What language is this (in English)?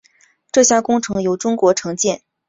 Chinese